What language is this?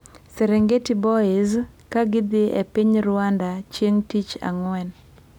Luo (Kenya and Tanzania)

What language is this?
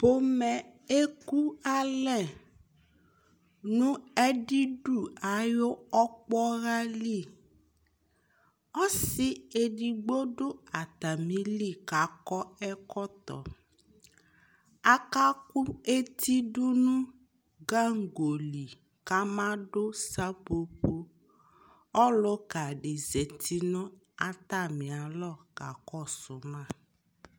Ikposo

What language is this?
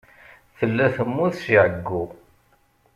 Kabyle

